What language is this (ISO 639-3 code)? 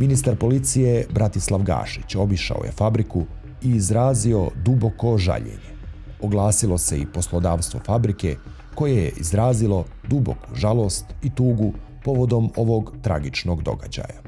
hrv